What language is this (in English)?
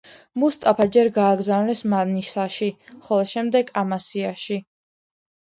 Georgian